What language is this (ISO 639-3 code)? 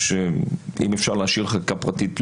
heb